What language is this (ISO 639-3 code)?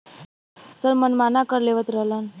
bho